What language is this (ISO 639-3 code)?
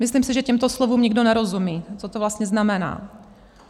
ces